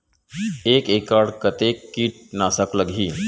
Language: Chhattisgarhi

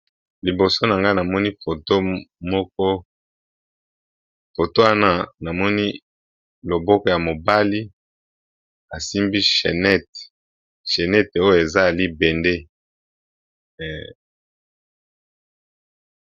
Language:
Lingala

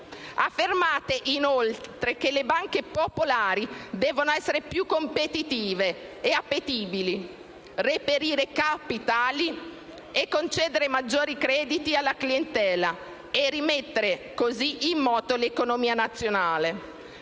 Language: Italian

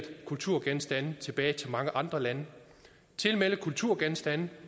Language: Danish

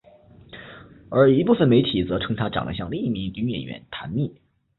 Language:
Chinese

